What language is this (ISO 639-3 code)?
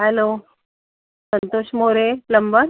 mar